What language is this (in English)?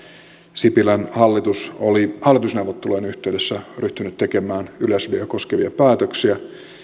Finnish